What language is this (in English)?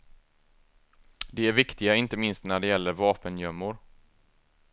Swedish